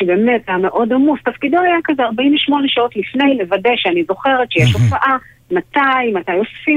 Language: Hebrew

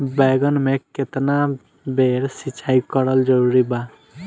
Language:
Bhojpuri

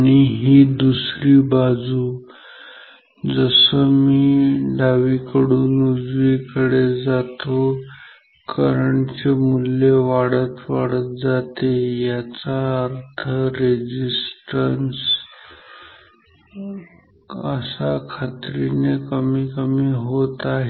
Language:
Marathi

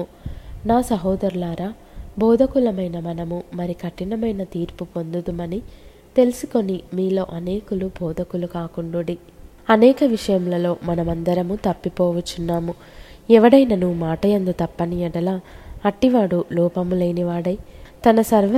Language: Telugu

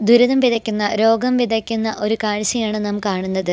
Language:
Malayalam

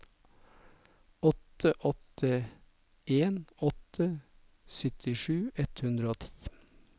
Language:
Norwegian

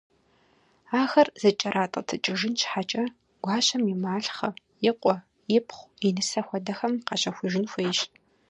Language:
Kabardian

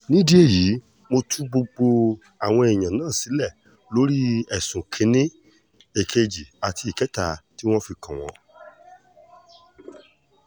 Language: Yoruba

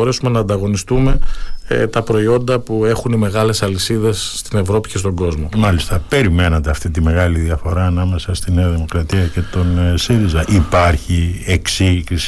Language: Greek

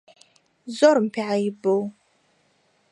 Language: Central Kurdish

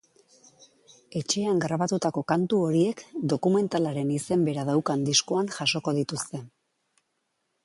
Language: Basque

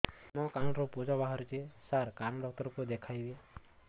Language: Odia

